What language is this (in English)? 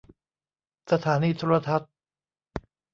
Thai